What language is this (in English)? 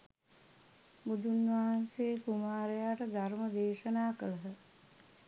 Sinhala